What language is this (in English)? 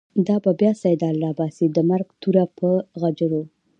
Pashto